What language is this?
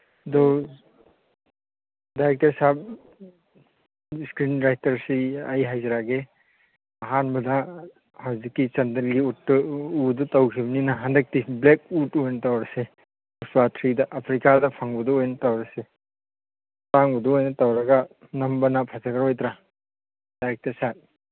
Manipuri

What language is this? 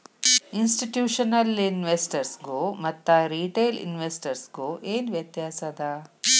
Kannada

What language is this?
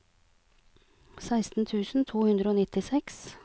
Norwegian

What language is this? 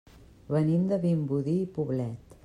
Catalan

